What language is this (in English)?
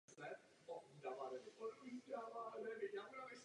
Czech